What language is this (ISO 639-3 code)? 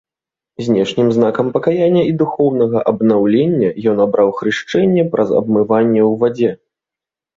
bel